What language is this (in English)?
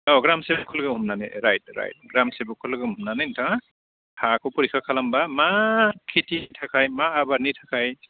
Bodo